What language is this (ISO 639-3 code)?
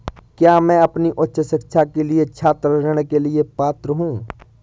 hin